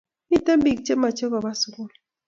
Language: Kalenjin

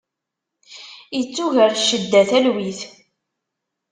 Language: Kabyle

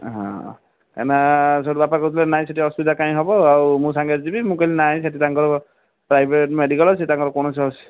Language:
Odia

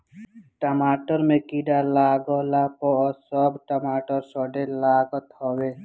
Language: Bhojpuri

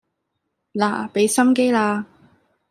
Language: Cantonese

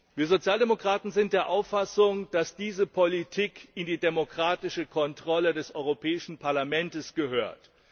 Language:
German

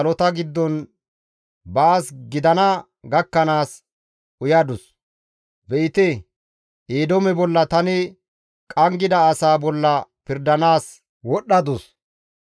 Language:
Gamo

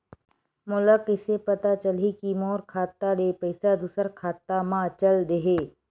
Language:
Chhattisgarhi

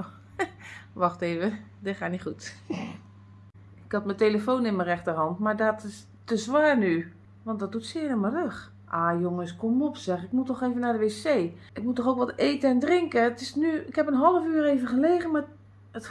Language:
Dutch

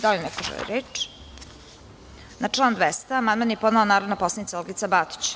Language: Serbian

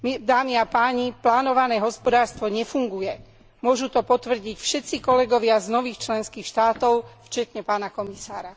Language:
Slovak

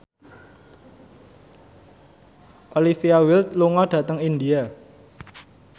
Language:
Javanese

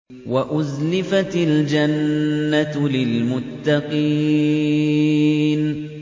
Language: Arabic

